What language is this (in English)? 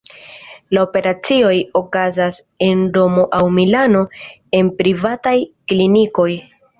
Esperanto